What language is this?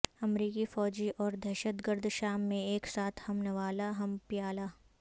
Urdu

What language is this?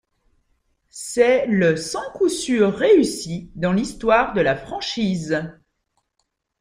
French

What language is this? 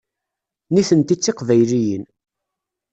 Kabyle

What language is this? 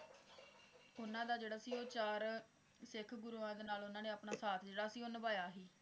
Punjabi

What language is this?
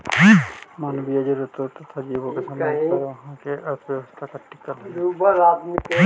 Magahi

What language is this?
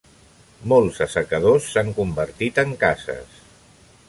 Catalan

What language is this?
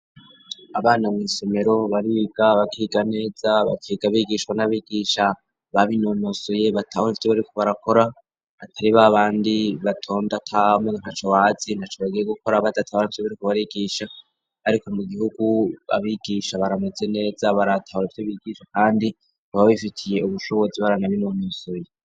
Rundi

